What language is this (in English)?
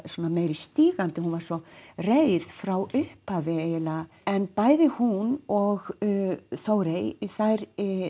Icelandic